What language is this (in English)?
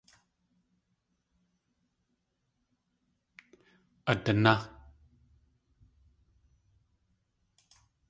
Tlingit